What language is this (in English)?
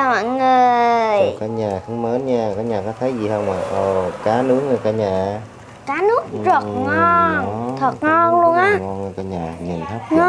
Vietnamese